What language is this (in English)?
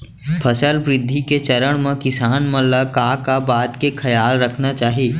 Chhattisgarhi